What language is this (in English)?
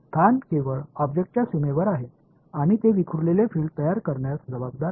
Marathi